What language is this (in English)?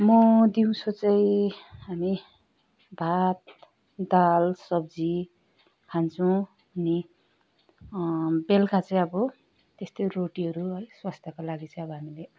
Nepali